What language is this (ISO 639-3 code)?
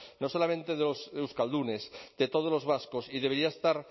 spa